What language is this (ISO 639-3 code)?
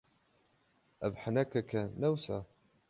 kur